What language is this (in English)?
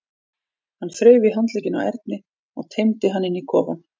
Icelandic